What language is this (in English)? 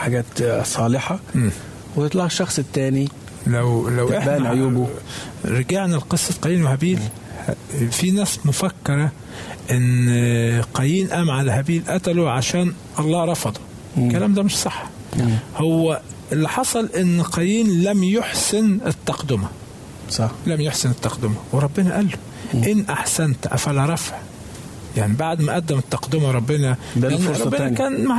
Arabic